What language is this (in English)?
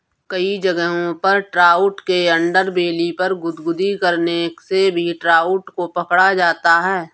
Hindi